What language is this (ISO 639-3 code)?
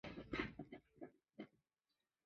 zho